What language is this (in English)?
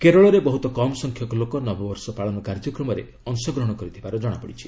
Odia